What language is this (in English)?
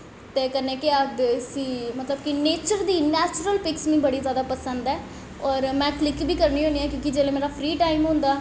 Dogri